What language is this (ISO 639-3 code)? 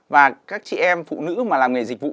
vie